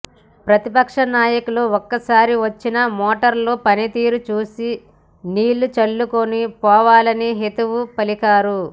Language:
Telugu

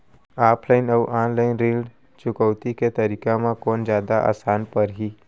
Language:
Chhattisgarhi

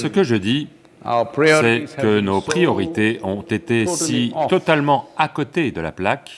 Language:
French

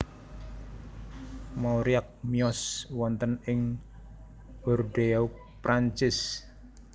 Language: Javanese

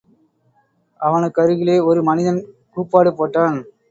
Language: Tamil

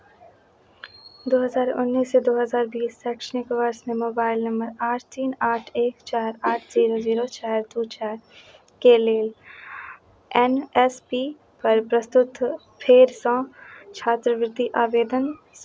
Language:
Maithili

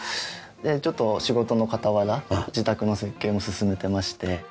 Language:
Japanese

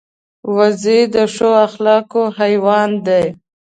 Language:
Pashto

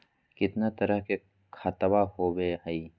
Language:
Magahi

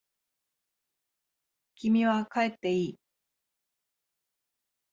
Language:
Japanese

